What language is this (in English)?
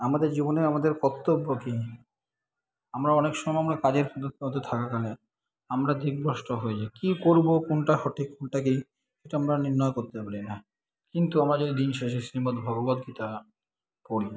Bangla